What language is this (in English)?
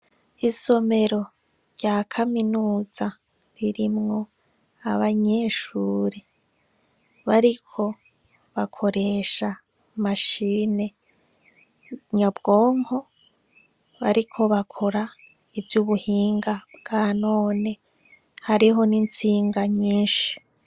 Rundi